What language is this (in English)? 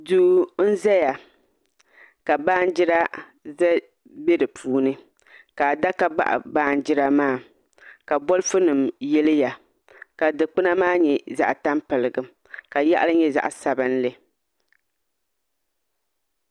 Dagbani